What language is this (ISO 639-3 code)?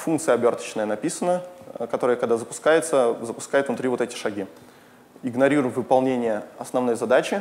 rus